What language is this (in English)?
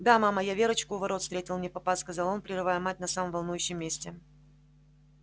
Russian